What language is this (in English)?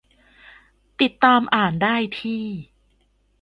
Thai